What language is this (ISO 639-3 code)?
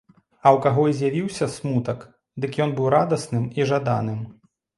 bel